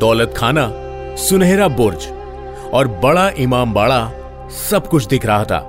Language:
Hindi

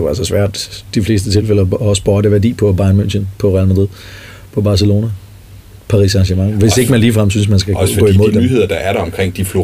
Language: Danish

